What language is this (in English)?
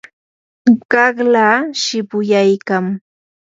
Yanahuanca Pasco Quechua